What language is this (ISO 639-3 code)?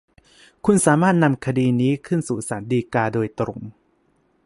tha